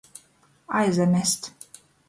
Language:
Latgalian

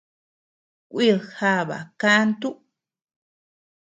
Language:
Tepeuxila Cuicatec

